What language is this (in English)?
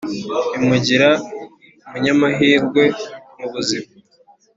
Kinyarwanda